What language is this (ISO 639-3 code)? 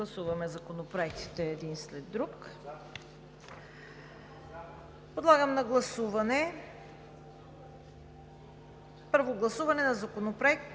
bul